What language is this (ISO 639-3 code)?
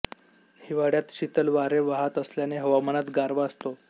mar